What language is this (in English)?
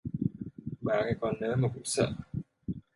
Vietnamese